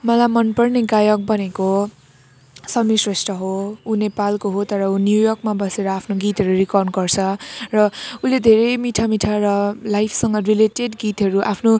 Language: Nepali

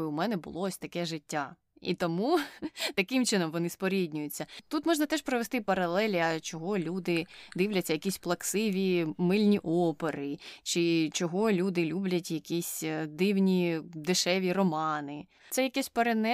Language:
Ukrainian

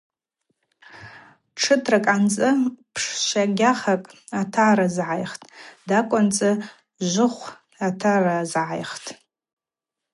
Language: Abaza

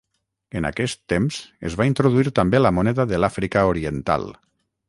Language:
Catalan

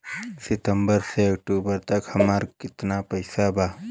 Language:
Bhojpuri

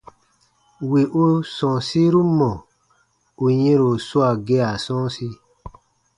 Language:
Baatonum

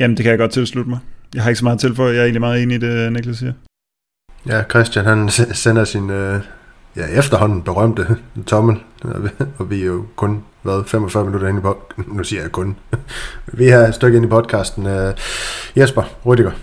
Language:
Danish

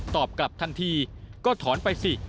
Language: Thai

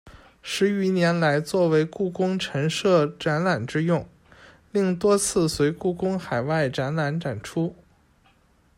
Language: Chinese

